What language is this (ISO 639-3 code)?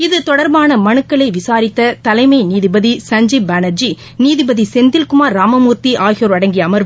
tam